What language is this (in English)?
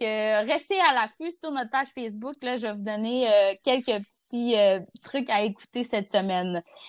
French